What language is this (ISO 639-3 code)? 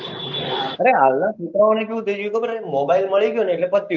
guj